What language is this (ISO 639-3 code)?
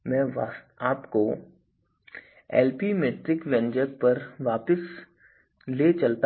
hin